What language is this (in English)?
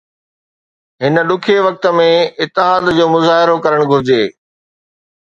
Sindhi